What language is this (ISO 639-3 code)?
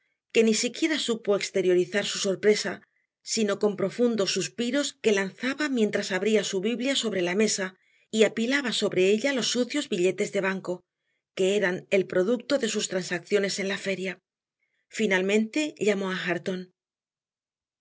spa